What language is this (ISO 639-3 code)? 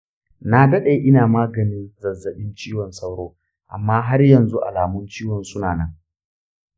hau